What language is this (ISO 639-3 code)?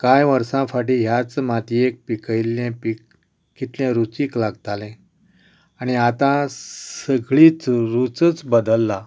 kok